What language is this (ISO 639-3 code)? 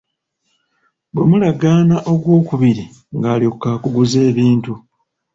lug